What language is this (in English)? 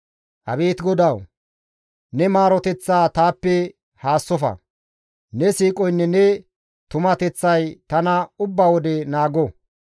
Gamo